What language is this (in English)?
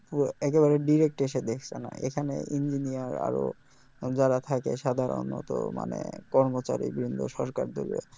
Bangla